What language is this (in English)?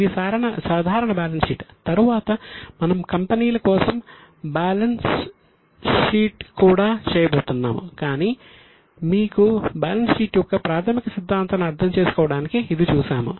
Telugu